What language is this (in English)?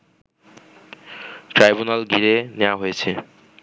Bangla